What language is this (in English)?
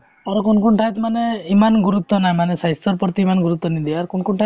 Assamese